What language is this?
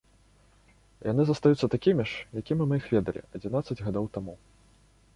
Belarusian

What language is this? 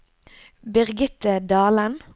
Norwegian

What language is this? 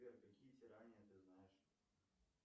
Russian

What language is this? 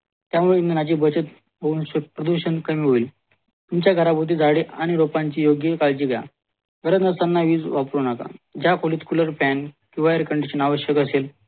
Marathi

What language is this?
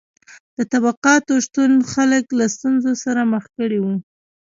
Pashto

